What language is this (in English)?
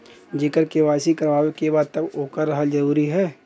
Bhojpuri